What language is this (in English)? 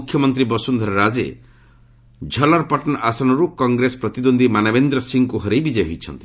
Odia